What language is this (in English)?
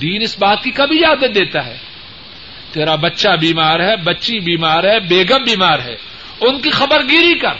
Urdu